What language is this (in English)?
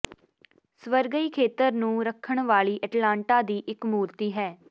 Punjabi